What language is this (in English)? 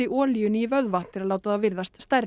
Icelandic